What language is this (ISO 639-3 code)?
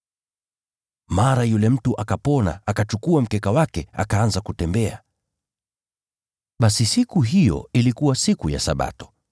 swa